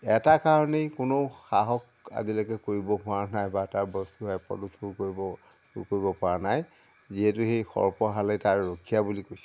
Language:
Assamese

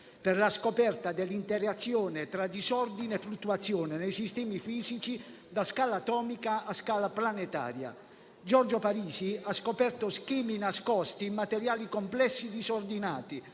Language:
Italian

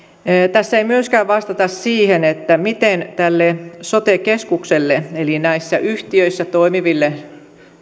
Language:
Finnish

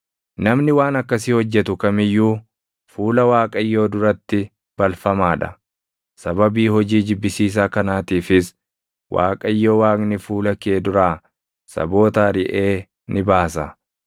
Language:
Oromo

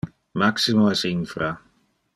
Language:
Interlingua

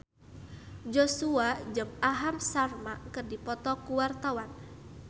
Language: Sundanese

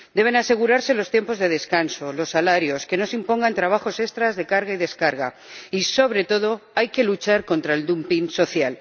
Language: Spanish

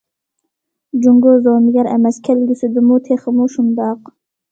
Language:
Uyghur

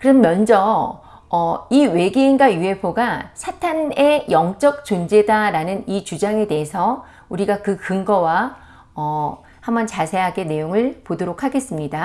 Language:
Korean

